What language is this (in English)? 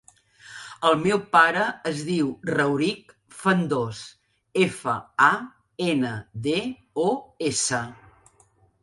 Catalan